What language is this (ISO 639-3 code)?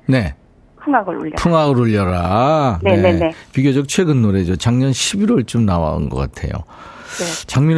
kor